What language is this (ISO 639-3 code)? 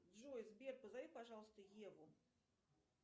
rus